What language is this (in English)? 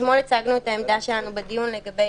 Hebrew